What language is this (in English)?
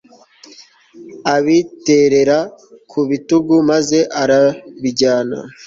Kinyarwanda